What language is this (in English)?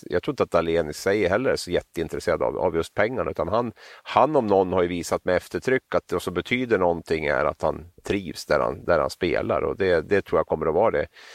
Swedish